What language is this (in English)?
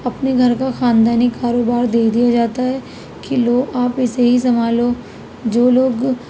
Urdu